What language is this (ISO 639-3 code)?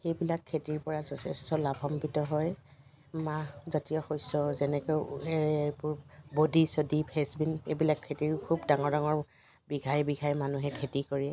asm